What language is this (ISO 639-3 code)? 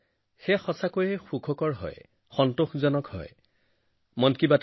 asm